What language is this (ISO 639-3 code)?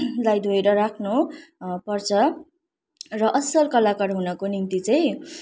nep